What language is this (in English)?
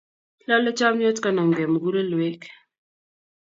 Kalenjin